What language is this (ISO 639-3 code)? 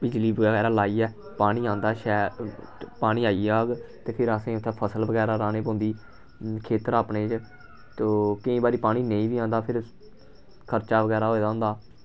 doi